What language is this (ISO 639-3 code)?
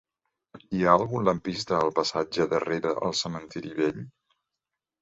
cat